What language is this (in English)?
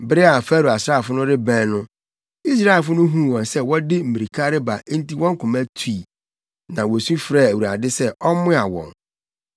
Akan